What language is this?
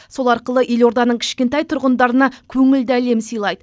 Kazakh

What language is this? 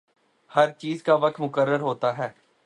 Urdu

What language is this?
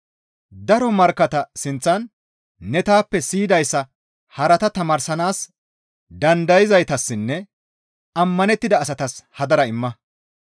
Gamo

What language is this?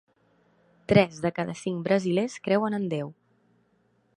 Catalan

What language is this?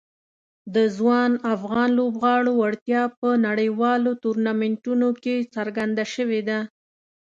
Pashto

